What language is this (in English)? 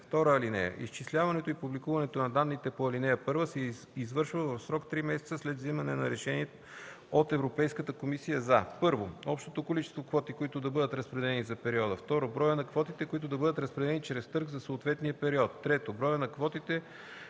Bulgarian